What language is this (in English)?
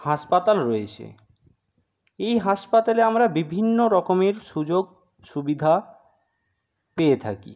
Bangla